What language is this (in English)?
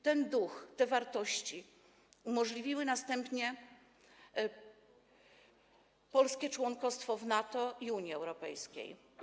Polish